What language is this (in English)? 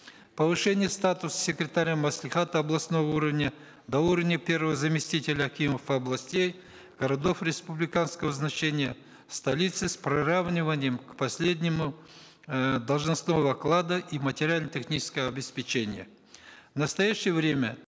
Kazakh